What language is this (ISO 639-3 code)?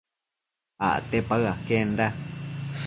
mcf